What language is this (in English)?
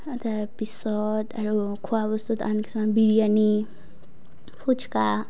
Assamese